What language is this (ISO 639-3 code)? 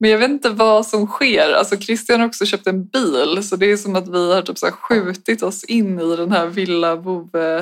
swe